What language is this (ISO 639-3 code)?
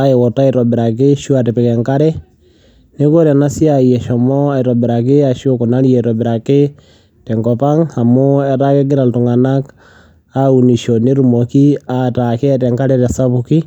mas